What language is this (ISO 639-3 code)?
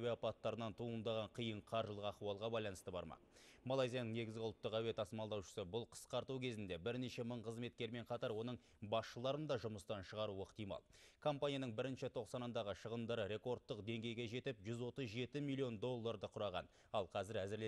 tur